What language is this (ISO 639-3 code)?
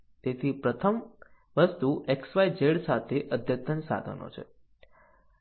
guj